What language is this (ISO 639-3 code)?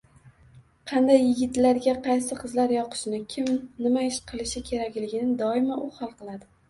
uzb